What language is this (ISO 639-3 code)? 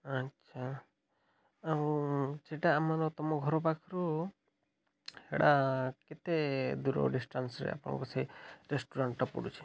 ori